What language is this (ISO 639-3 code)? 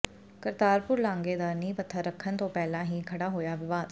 pan